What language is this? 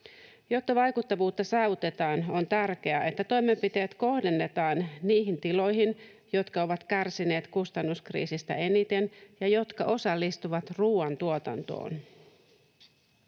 Finnish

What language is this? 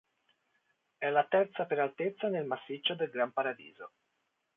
Italian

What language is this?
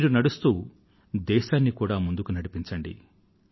Telugu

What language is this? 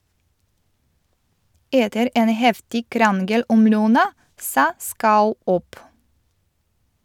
Norwegian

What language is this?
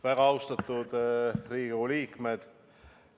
Estonian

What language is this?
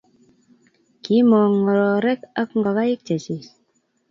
Kalenjin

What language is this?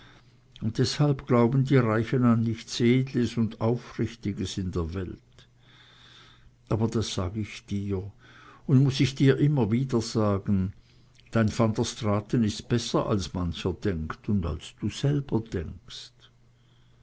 German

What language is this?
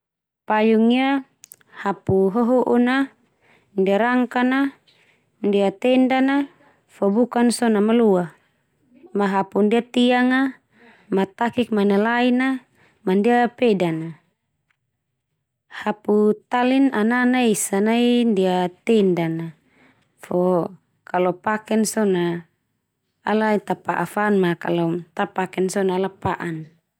Termanu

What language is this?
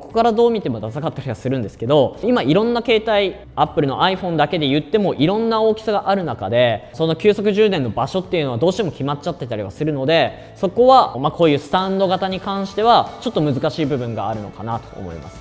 Japanese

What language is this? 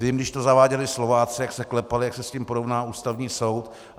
Czech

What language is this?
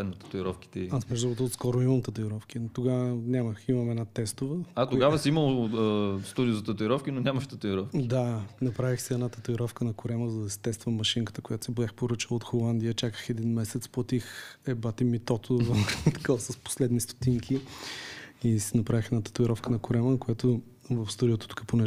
Bulgarian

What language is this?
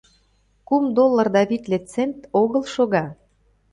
Mari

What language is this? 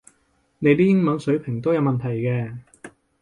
Cantonese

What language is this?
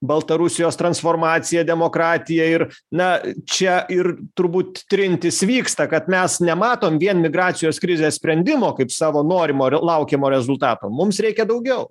Lithuanian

